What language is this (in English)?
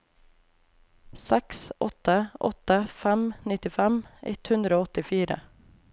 Norwegian